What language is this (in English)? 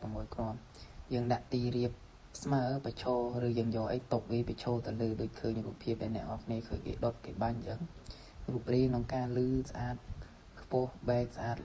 Thai